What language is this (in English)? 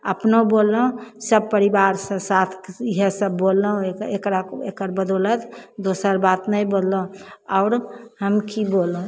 Maithili